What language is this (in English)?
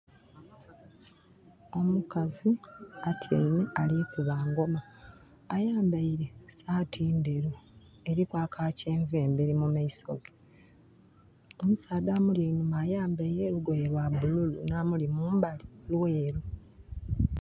Soga